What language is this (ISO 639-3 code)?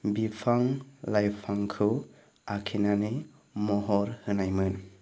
brx